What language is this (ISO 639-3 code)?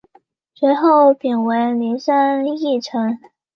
zho